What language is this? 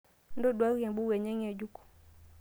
Masai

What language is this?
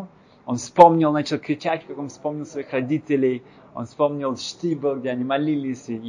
Russian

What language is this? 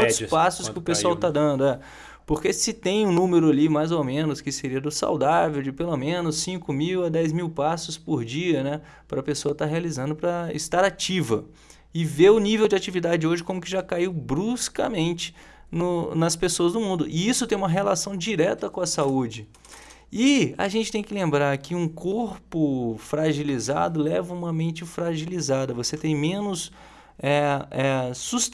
Portuguese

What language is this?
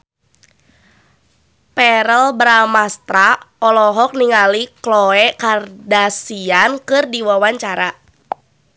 Sundanese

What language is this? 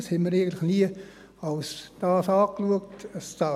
Swiss German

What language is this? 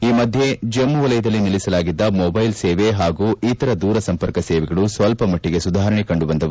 Kannada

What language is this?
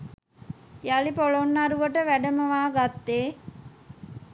Sinhala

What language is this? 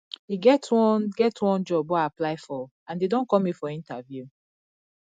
Nigerian Pidgin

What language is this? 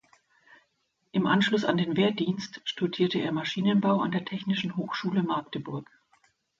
German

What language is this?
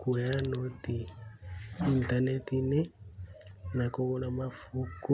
Kikuyu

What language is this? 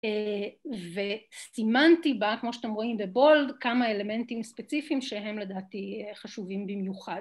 Hebrew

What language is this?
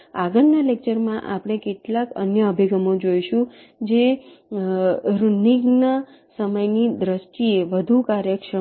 Gujarati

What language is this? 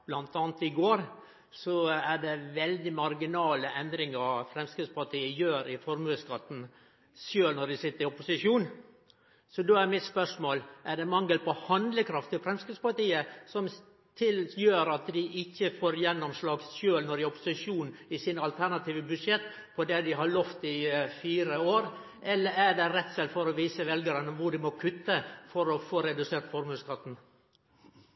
Norwegian Nynorsk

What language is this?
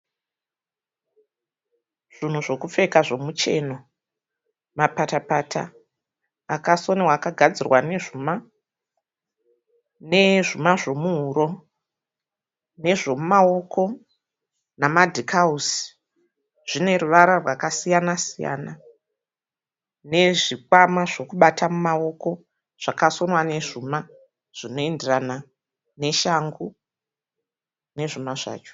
Shona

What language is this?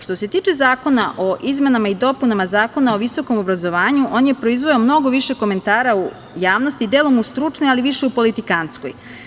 Serbian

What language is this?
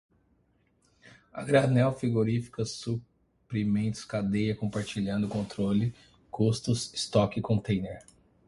Portuguese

